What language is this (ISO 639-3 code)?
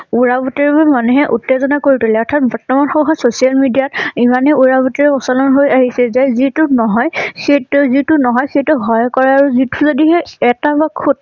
asm